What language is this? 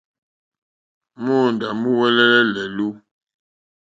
Mokpwe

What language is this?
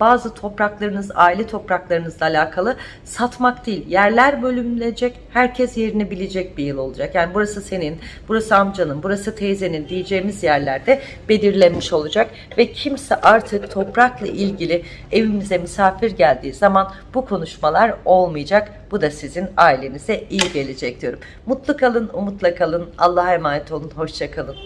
Turkish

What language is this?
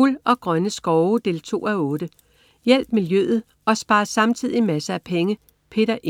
Danish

